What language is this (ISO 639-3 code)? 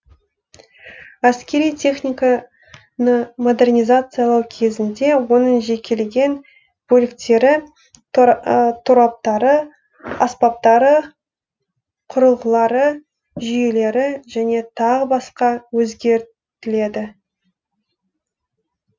kaz